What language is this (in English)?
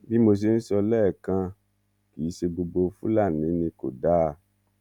Yoruba